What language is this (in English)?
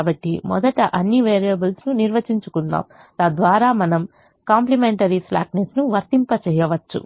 Telugu